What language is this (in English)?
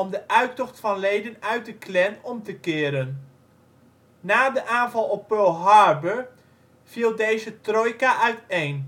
Dutch